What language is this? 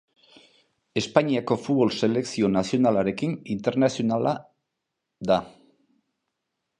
Basque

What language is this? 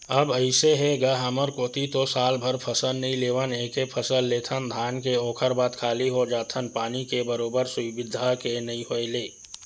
Chhattisgarhi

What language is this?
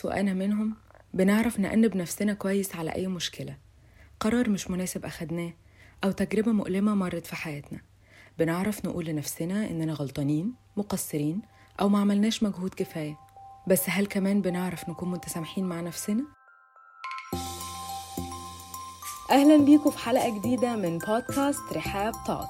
Arabic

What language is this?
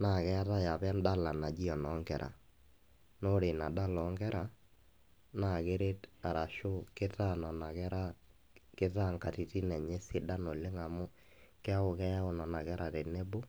Masai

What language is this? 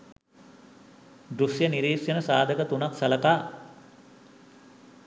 Sinhala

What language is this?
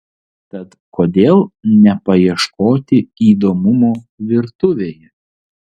Lithuanian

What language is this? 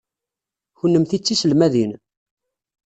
Kabyle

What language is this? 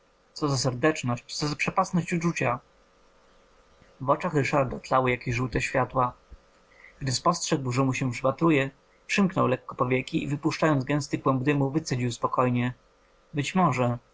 Polish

